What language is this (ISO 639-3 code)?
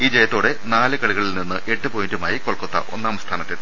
mal